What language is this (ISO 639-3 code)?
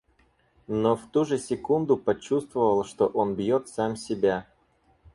rus